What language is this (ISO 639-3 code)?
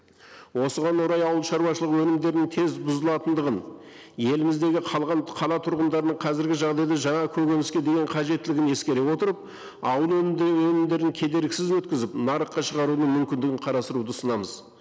kaz